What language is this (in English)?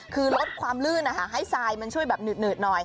Thai